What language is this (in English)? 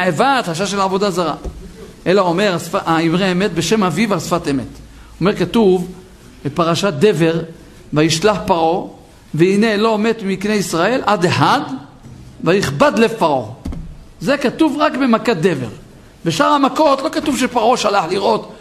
Hebrew